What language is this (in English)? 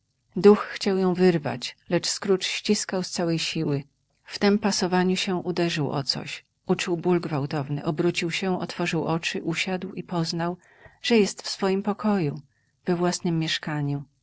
Polish